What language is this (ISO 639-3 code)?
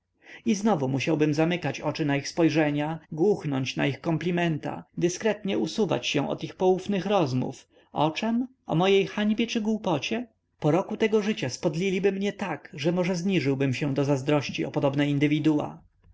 pol